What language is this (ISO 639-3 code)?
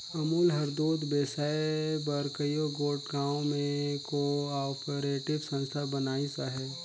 hne